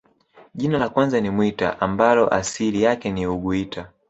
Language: Swahili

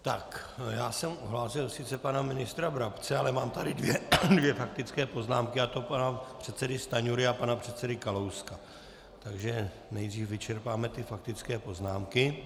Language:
Czech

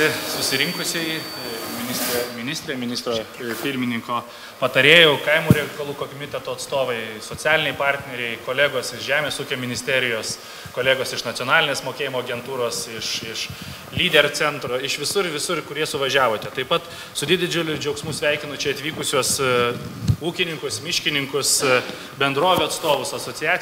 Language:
Lithuanian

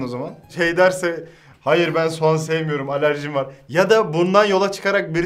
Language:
Turkish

